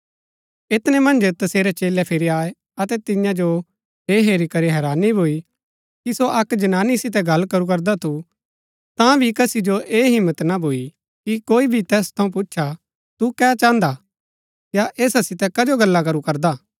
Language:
Gaddi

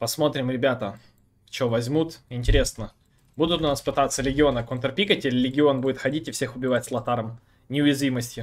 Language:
Russian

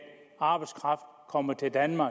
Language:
Danish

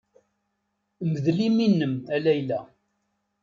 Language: Kabyle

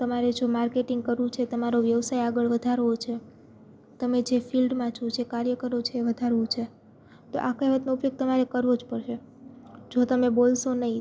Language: Gujarati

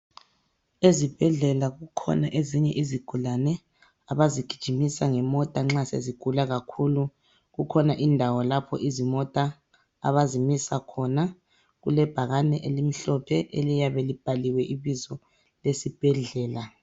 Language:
North Ndebele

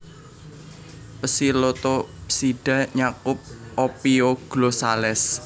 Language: Javanese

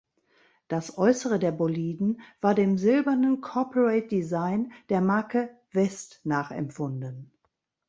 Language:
German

